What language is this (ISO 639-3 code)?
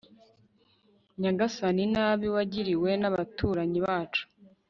kin